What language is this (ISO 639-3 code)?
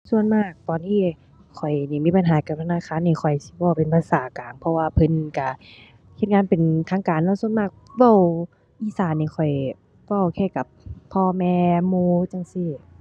tha